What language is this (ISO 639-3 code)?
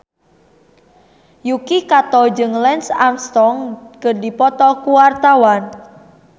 sun